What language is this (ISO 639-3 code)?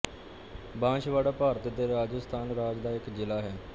pan